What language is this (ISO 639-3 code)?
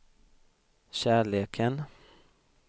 swe